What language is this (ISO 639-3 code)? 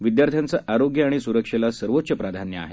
mar